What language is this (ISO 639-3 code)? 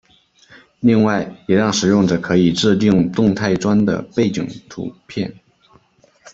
zho